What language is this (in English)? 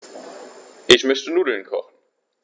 German